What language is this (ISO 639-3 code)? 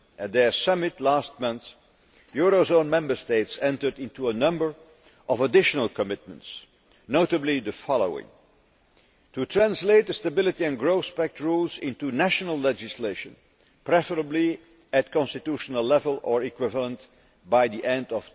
eng